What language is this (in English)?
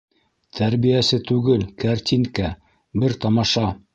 Bashkir